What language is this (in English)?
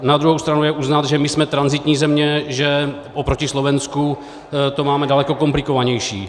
Czech